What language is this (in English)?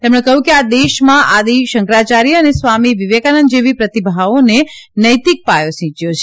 Gujarati